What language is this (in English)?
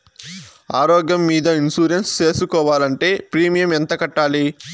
Telugu